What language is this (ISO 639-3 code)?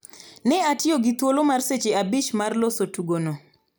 luo